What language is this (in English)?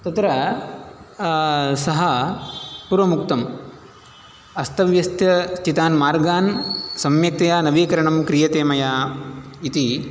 Sanskrit